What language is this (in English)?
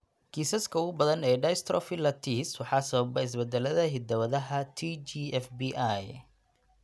Somali